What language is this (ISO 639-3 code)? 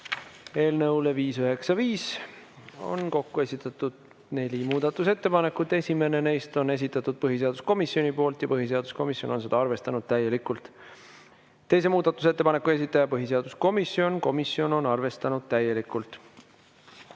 est